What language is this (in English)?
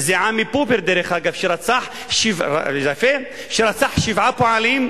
Hebrew